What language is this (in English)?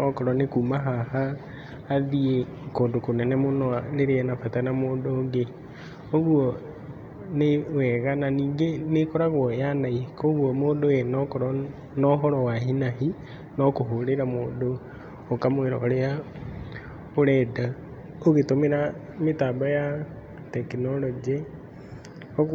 Kikuyu